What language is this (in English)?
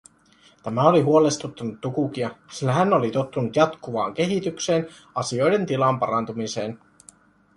Finnish